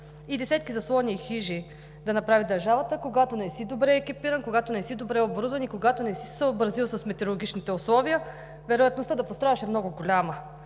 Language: Bulgarian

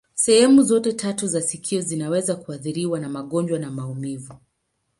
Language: Swahili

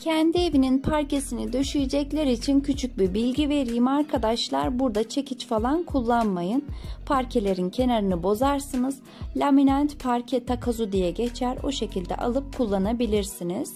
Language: Turkish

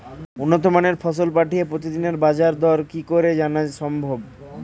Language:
Bangla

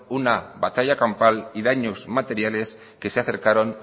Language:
Spanish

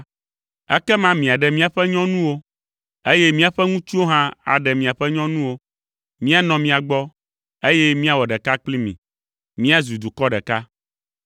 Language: Ewe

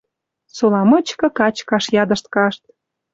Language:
Western Mari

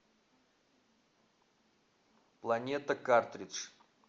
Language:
Russian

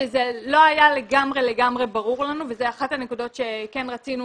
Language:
Hebrew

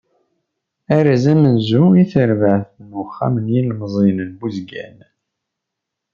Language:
Kabyle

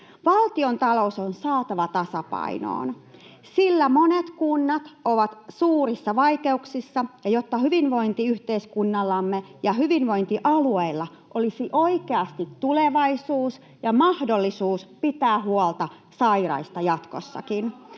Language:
Finnish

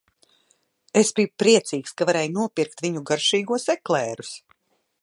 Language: Latvian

